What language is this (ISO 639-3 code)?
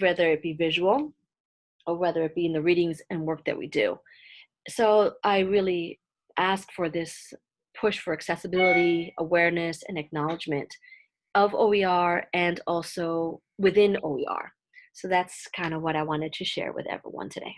eng